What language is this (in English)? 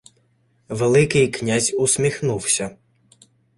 Ukrainian